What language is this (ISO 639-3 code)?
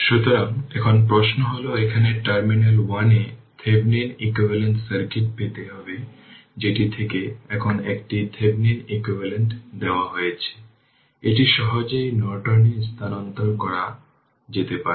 ben